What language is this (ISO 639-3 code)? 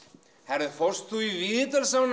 isl